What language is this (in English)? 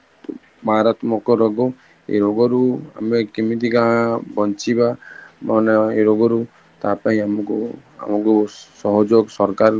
Odia